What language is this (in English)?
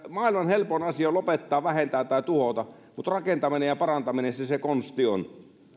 Finnish